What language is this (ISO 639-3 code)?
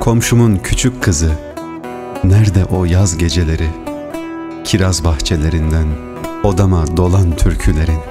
tur